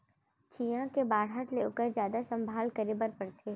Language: Chhattisgarhi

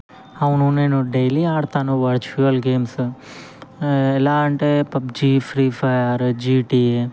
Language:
Telugu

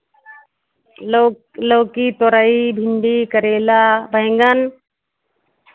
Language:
Hindi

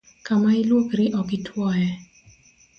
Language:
Luo (Kenya and Tanzania)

